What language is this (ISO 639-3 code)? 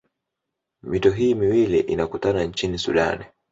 swa